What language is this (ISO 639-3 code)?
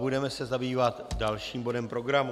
ces